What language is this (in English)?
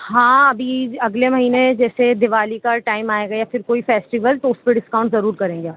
Urdu